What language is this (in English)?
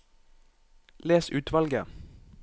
Norwegian